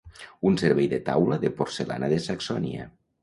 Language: Catalan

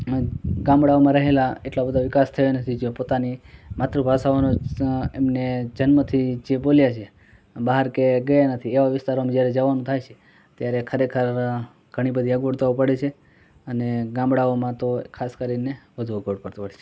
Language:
Gujarati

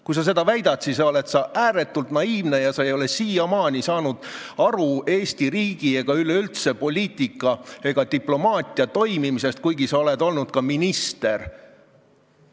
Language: Estonian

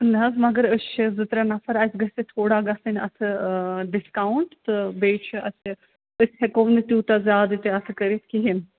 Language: Kashmiri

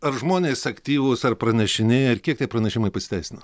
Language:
Lithuanian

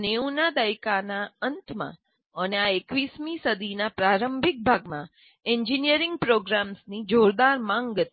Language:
Gujarati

